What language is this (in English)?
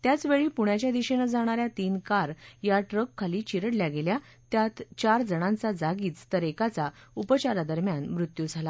Marathi